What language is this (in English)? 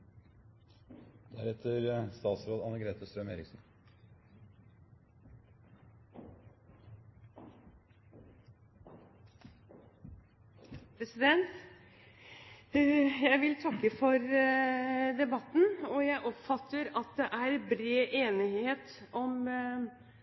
Norwegian